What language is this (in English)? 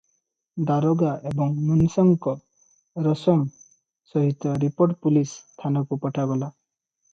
Odia